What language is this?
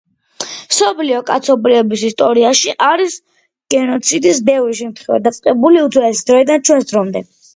Georgian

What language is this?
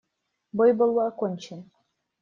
Russian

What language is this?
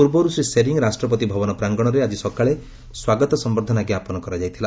Odia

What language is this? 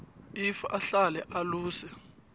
South Ndebele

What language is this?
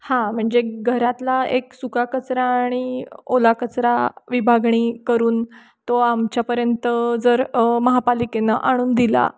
Marathi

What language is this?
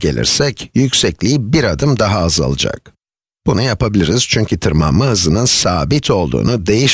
Turkish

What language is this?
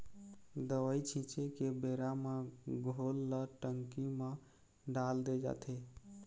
Chhattisgarhi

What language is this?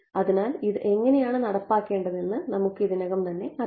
Malayalam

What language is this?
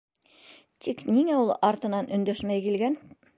Bashkir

